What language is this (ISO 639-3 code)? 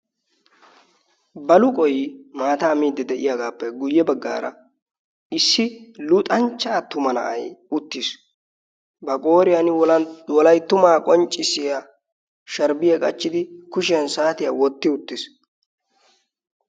wal